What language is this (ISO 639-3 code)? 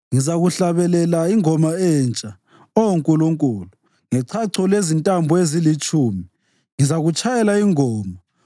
nde